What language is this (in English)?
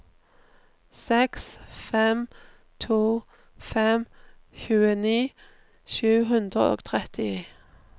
Norwegian